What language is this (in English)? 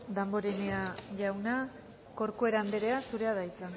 Basque